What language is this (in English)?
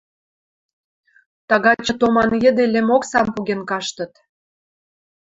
Western Mari